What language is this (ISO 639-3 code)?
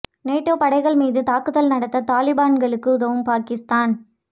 tam